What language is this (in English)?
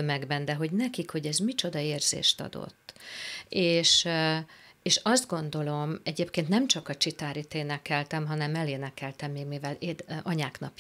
Hungarian